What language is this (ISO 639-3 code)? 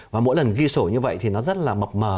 vie